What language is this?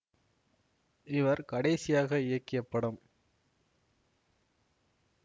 Tamil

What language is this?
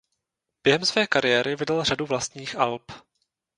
Czech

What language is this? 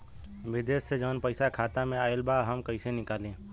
Bhojpuri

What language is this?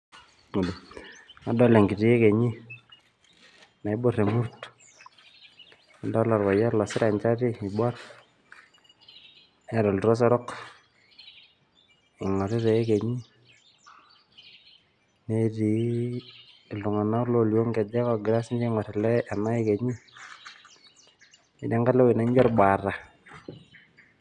Masai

